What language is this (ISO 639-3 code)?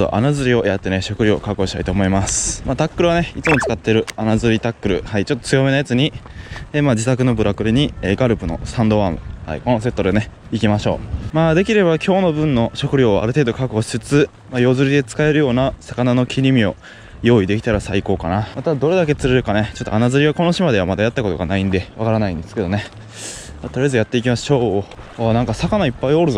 jpn